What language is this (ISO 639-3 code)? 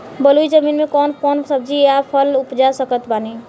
bho